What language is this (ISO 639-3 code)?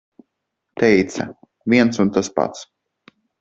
lav